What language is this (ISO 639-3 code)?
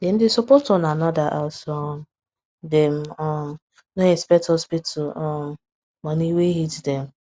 pcm